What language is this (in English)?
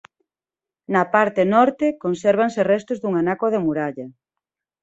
Galician